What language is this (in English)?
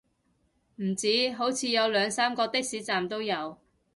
Cantonese